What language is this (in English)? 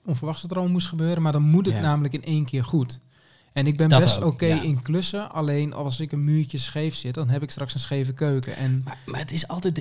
Dutch